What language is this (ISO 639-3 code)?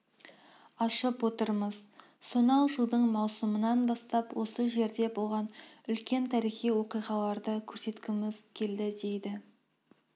kaz